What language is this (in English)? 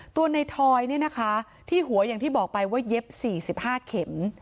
Thai